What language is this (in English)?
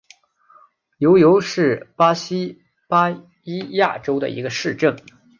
Chinese